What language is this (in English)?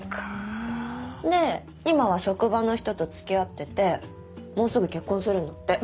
Japanese